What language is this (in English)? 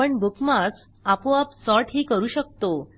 Marathi